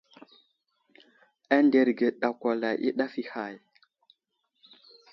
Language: Wuzlam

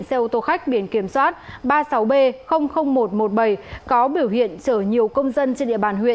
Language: Vietnamese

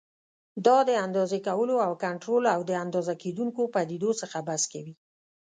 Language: Pashto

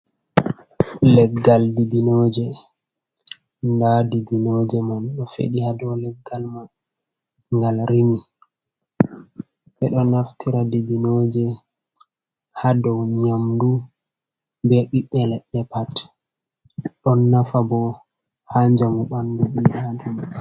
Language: Fula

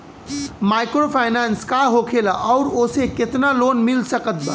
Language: Bhojpuri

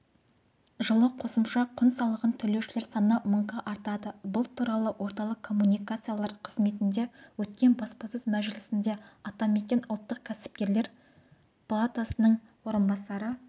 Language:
Kazakh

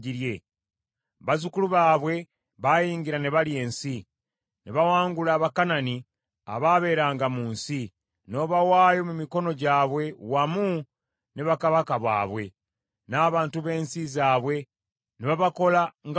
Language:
Ganda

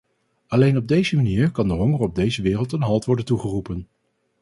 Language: Dutch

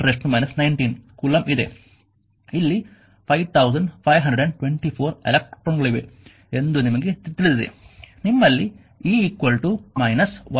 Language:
Kannada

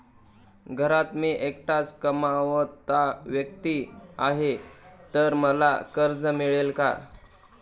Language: Marathi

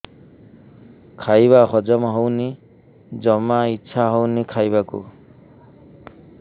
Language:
Odia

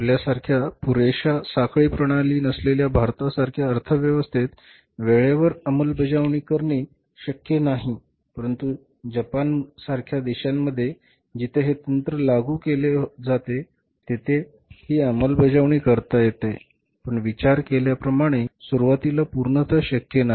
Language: Marathi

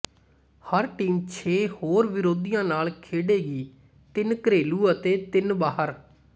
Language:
Punjabi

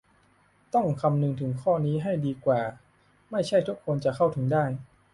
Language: Thai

